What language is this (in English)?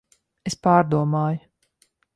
Latvian